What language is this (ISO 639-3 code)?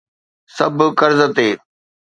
snd